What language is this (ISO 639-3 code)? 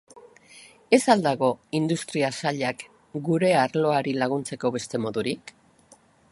eus